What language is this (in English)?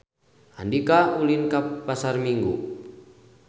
Sundanese